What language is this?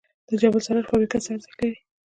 Pashto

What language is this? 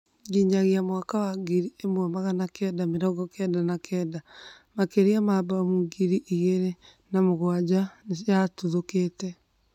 Kikuyu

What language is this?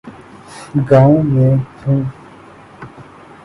Urdu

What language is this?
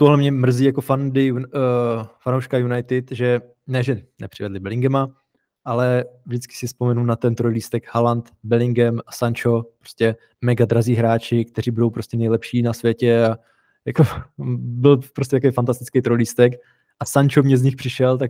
Czech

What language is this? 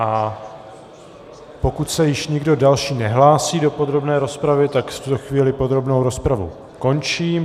Czech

